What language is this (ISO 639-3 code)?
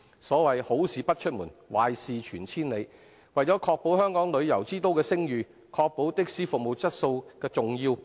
yue